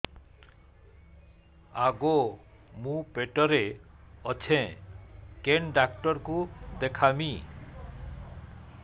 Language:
Odia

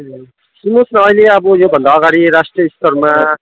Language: Nepali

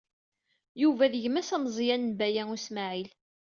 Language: Kabyle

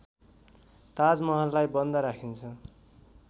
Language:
Nepali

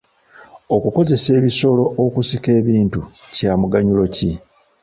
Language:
Ganda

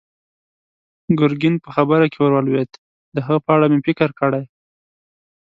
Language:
Pashto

